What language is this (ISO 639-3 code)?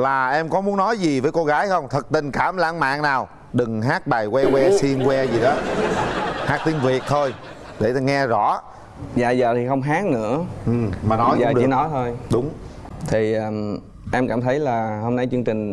vie